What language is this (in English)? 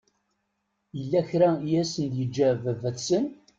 Kabyle